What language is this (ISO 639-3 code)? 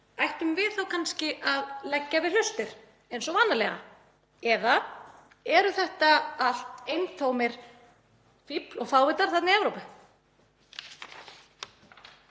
isl